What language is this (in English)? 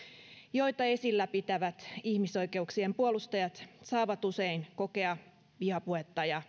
Finnish